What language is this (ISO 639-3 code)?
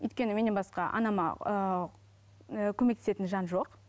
kaz